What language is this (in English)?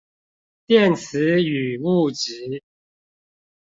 Chinese